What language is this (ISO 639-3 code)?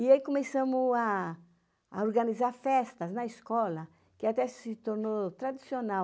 por